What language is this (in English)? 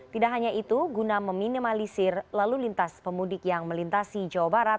Indonesian